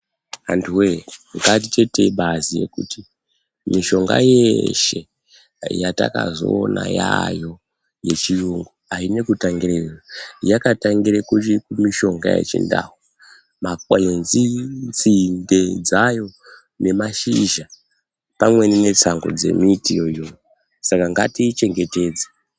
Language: Ndau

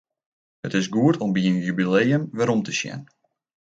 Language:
Western Frisian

